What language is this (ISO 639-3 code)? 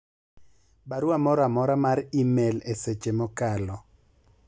luo